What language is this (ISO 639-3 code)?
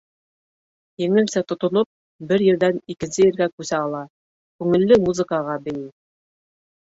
bak